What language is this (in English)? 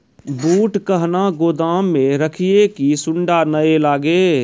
Maithili